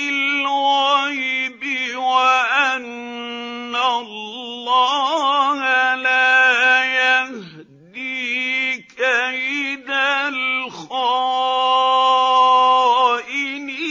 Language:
Arabic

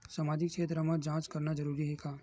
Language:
Chhattisgarhi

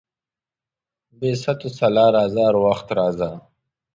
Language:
Pashto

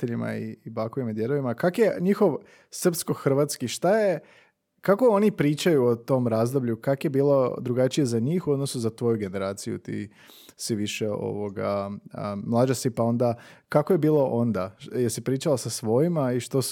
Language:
Croatian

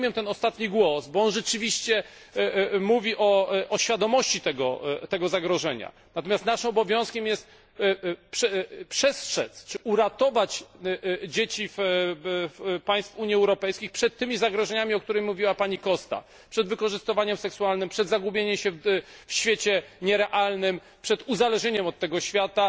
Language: Polish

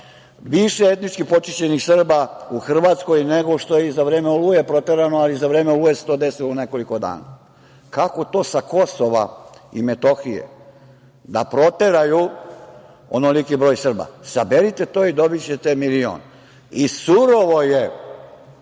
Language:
Serbian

